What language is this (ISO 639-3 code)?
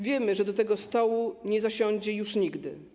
pol